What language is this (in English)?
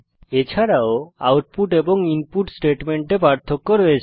Bangla